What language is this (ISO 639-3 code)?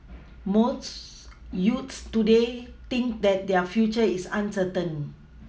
eng